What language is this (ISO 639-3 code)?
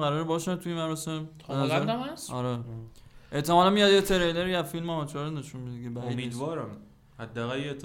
fas